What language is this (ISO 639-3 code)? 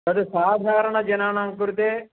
san